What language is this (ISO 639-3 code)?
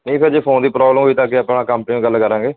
pan